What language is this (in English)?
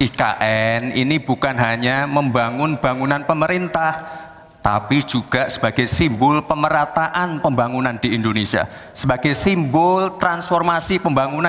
Indonesian